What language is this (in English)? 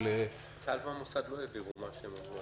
Hebrew